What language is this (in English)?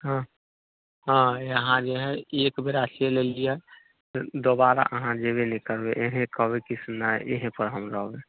Maithili